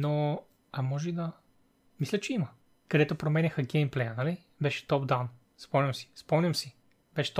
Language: Bulgarian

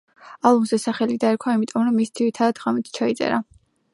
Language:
Georgian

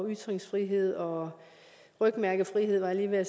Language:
Danish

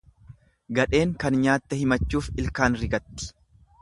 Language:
Oromo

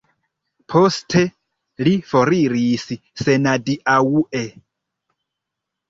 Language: Esperanto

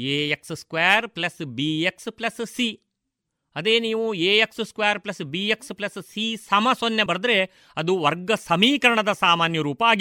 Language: Kannada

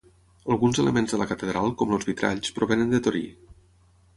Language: Catalan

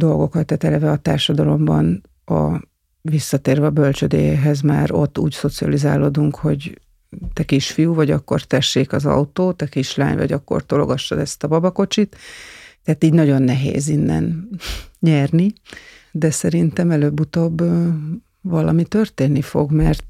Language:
Hungarian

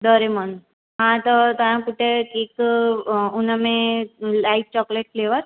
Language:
Sindhi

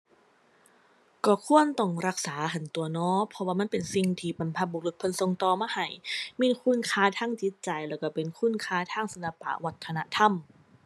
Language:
Thai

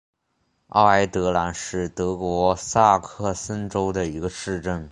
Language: Chinese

